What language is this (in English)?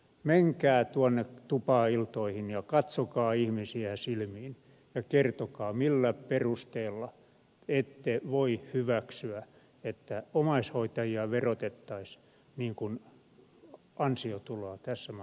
Finnish